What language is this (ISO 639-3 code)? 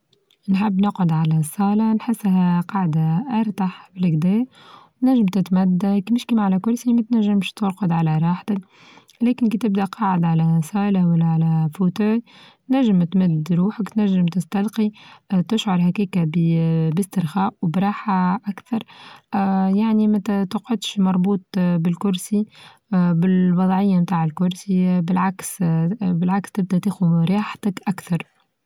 aeb